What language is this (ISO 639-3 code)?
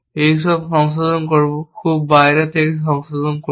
ben